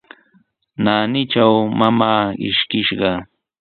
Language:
Sihuas Ancash Quechua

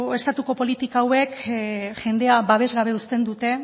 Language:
Basque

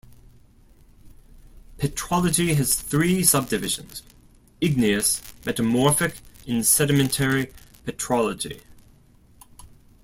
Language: English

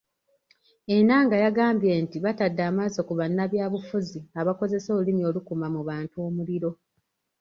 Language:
Ganda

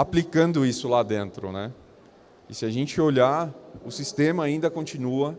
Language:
Portuguese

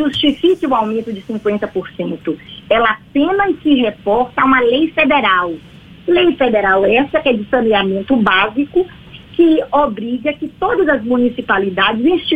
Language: Portuguese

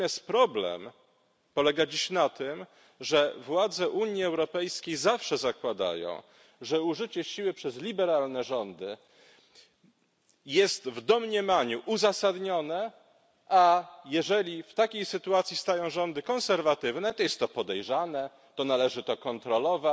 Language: Polish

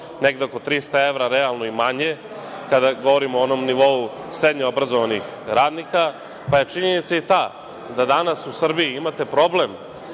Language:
Serbian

